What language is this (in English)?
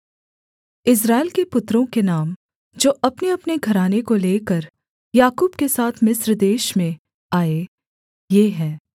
Hindi